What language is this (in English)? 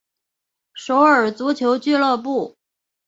Chinese